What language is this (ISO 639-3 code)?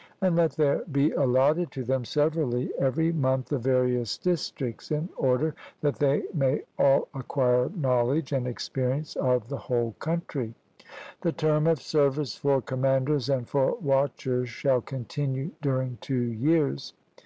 eng